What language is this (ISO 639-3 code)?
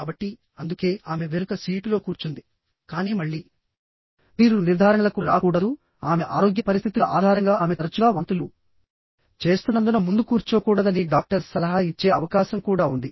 tel